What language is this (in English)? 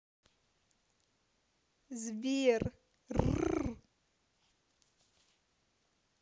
Russian